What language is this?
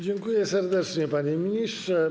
Polish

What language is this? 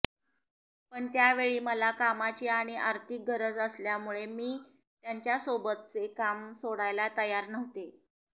Marathi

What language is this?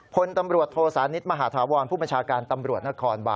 Thai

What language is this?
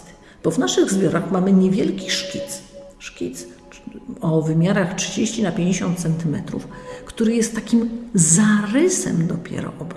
Polish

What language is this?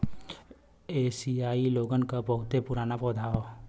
Bhojpuri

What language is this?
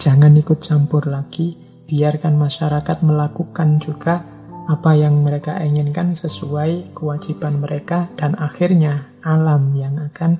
Indonesian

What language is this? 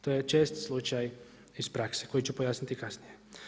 Croatian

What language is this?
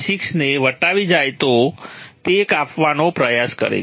Gujarati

